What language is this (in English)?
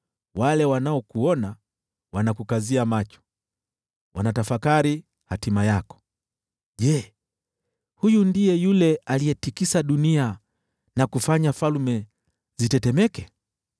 Swahili